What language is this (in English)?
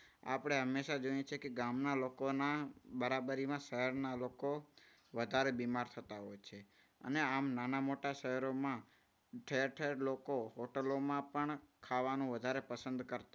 Gujarati